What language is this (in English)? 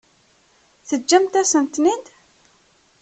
Kabyle